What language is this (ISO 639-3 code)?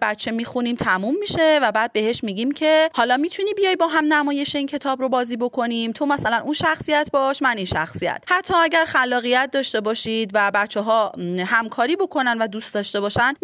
fas